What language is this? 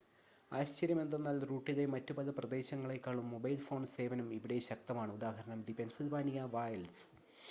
Malayalam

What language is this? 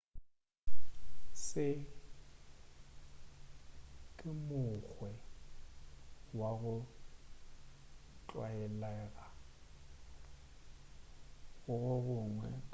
Northern Sotho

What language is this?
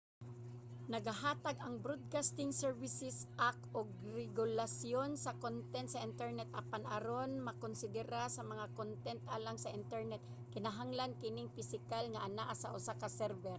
Cebuano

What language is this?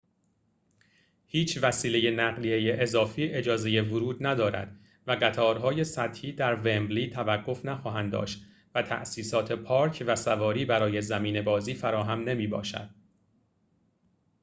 Persian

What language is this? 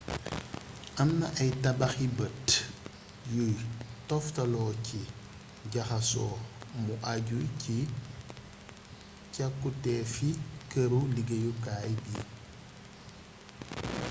Wolof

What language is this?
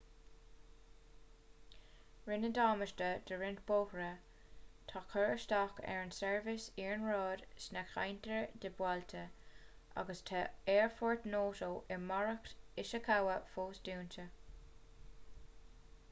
Irish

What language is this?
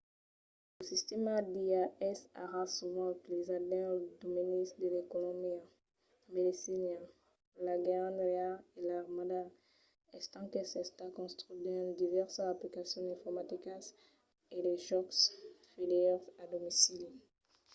Occitan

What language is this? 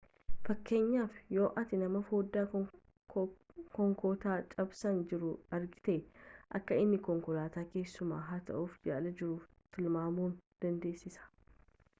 Oromo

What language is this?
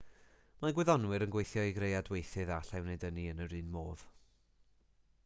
Welsh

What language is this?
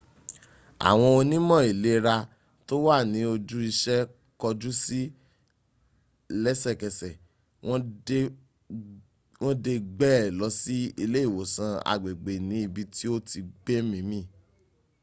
Yoruba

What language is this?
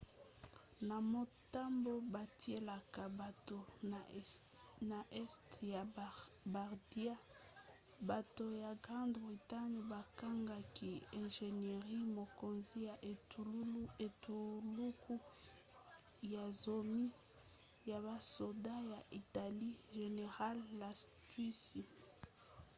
Lingala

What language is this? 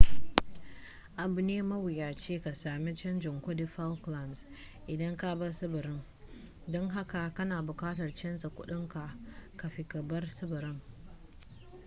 Hausa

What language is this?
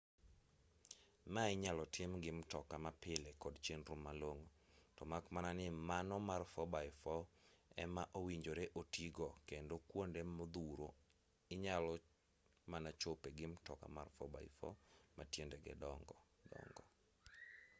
Luo (Kenya and Tanzania)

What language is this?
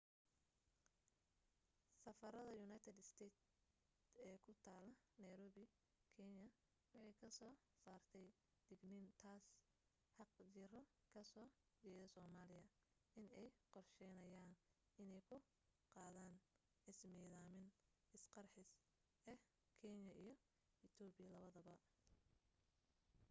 Somali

